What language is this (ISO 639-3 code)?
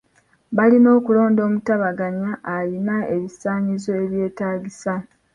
lug